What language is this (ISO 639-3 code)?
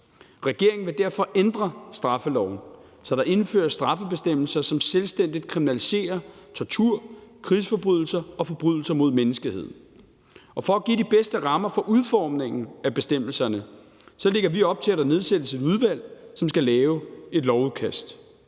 dan